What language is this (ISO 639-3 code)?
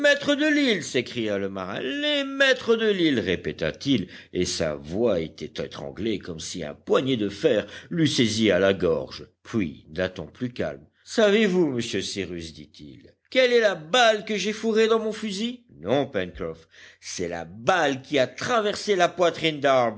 fra